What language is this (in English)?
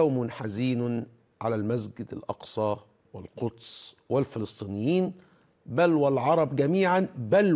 Arabic